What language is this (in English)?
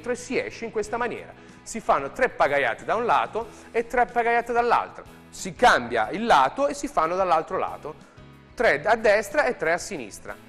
Italian